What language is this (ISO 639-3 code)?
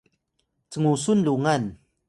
tay